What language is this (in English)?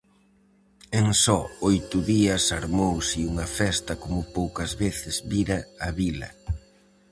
Galician